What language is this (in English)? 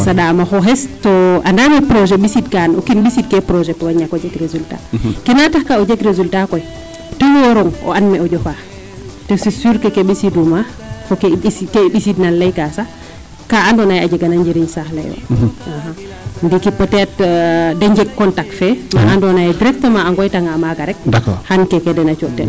Serer